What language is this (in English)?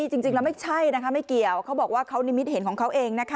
Thai